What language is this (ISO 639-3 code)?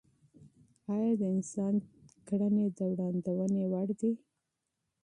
pus